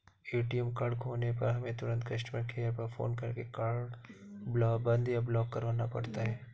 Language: Hindi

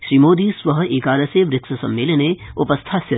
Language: Sanskrit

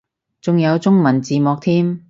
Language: Cantonese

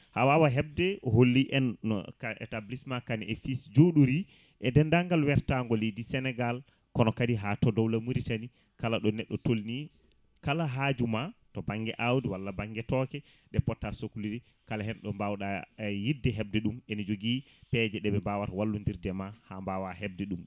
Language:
Fula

